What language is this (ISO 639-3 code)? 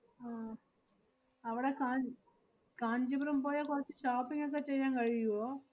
mal